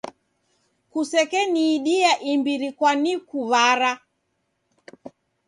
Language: Taita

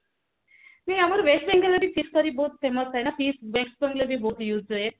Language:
Odia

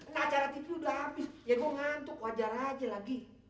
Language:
Indonesian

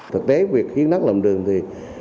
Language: Vietnamese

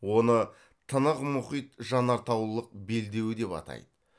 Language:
Kazakh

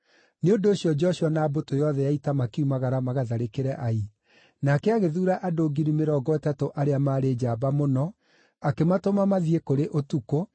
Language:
Kikuyu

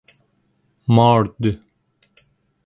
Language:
Persian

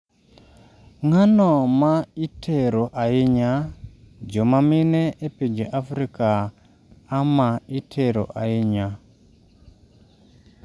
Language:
Luo (Kenya and Tanzania)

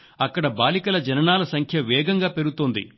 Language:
Telugu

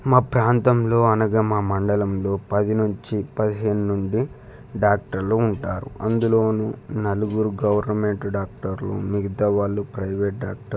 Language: Telugu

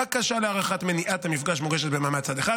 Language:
Hebrew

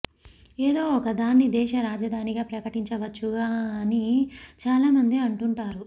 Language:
Telugu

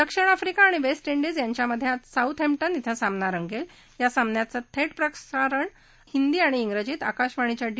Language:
Marathi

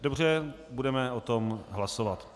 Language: Czech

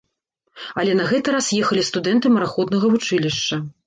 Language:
Belarusian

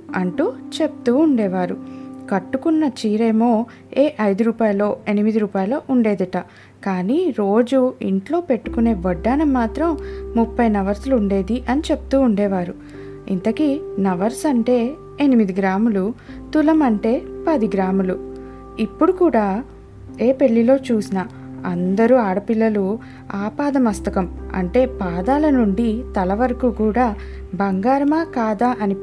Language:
Telugu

